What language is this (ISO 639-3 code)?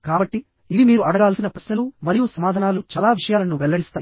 tel